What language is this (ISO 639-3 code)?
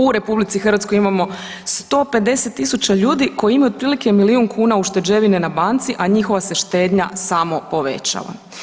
hrv